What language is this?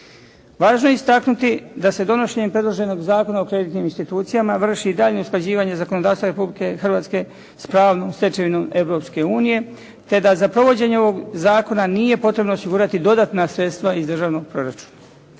Croatian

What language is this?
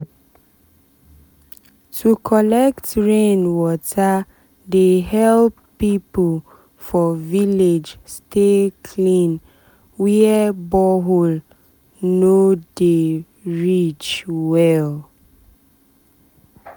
Nigerian Pidgin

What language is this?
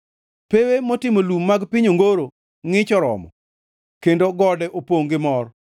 Luo (Kenya and Tanzania)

